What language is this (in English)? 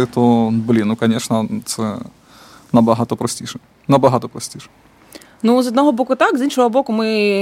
Ukrainian